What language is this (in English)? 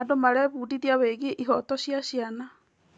Kikuyu